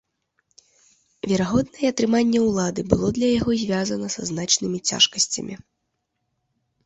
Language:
Belarusian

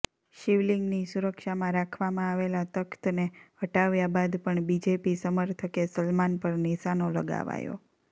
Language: Gujarati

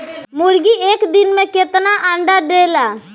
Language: Bhojpuri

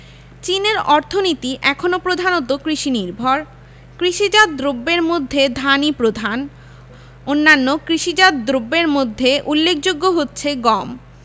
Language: Bangla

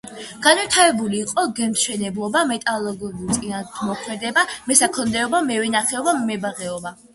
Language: Georgian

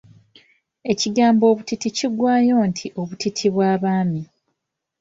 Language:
Ganda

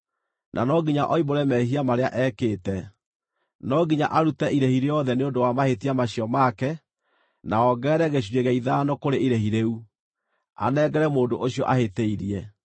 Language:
Kikuyu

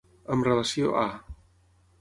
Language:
Catalan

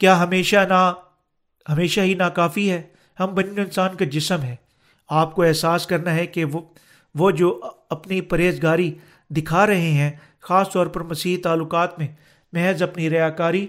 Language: Urdu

